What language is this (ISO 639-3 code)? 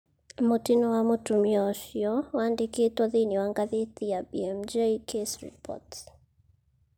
kik